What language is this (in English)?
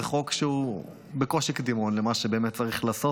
Hebrew